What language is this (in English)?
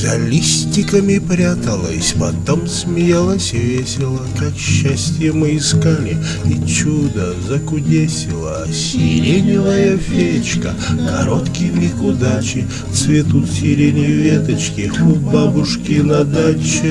Russian